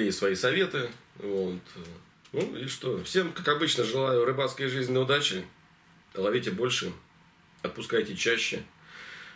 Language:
Russian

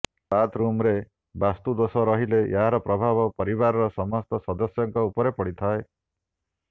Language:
Odia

